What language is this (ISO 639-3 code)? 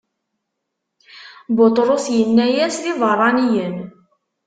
kab